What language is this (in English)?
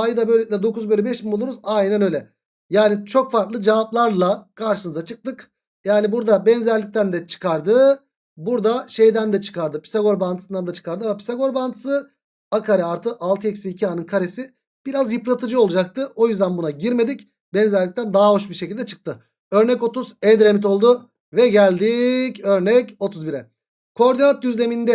Turkish